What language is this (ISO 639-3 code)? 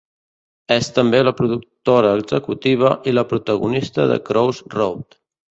cat